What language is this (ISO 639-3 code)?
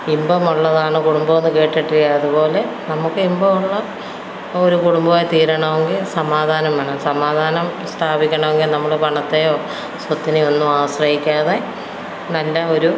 mal